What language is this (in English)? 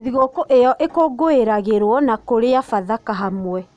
Kikuyu